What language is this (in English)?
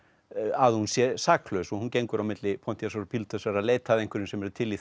Icelandic